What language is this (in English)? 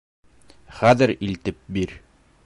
Bashkir